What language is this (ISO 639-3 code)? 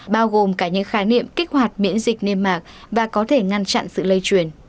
vie